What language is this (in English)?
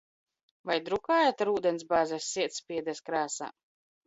Latvian